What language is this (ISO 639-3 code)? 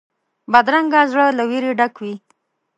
pus